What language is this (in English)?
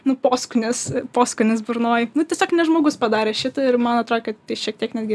Lithuanian